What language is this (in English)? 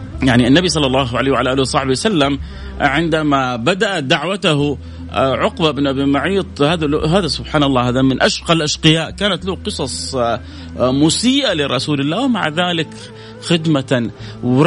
Arabic